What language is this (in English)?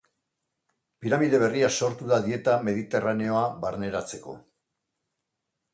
Basque